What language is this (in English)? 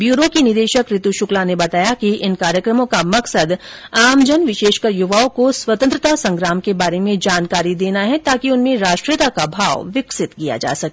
Hindi